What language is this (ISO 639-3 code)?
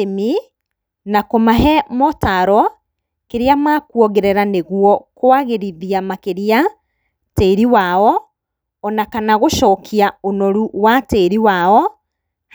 kik